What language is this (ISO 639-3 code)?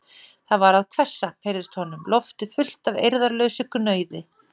isl